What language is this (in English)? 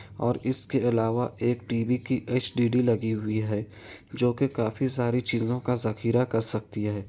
Urdu